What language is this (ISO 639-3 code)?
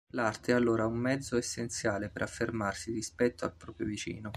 ita